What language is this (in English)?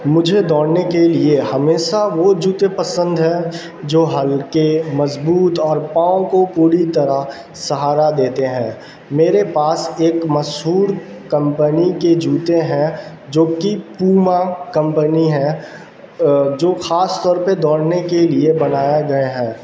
Urdu